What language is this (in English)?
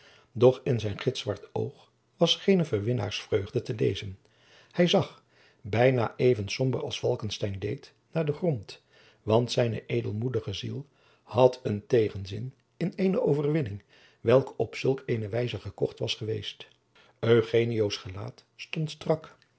Dutch